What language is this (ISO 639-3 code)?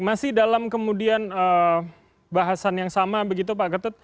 ind